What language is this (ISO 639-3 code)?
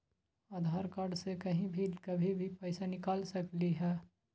mag